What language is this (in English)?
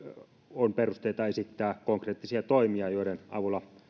Finnish